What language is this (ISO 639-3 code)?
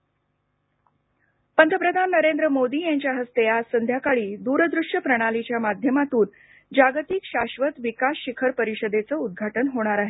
mar